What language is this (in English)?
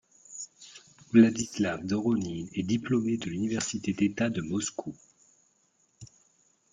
French